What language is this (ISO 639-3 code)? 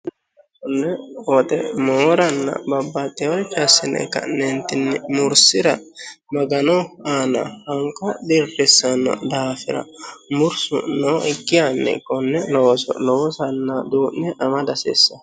sid